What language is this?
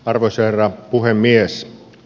Finnish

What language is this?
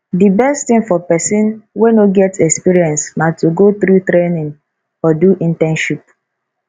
Nigerian Pidgin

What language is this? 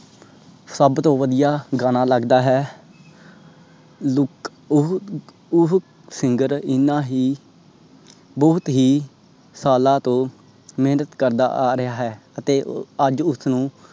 Punjabi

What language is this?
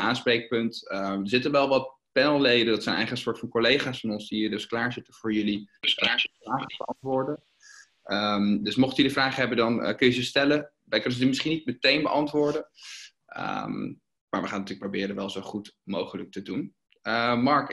Dutch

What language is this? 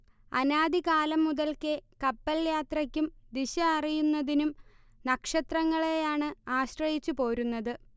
Malayalam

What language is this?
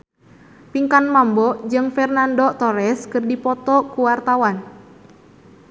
Sundanese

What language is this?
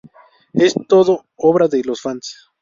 Spanish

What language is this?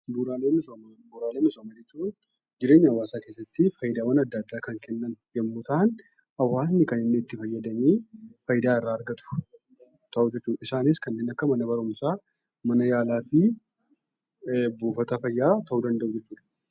Oromo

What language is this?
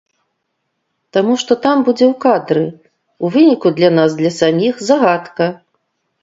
Belarusian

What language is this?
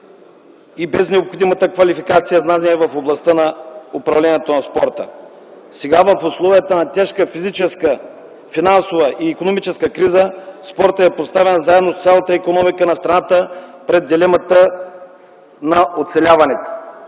Bulgarian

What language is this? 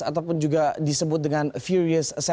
Indonesian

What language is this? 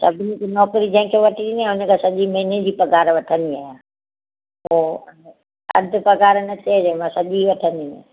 Sindhi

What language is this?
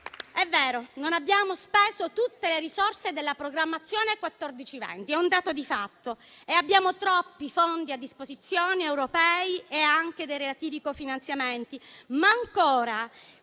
Italian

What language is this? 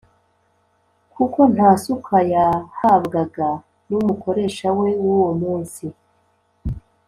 Kinyarwanda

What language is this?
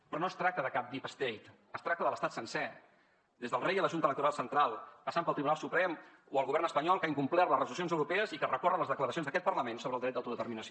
Catalan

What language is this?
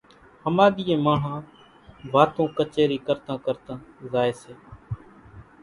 Kachi Koli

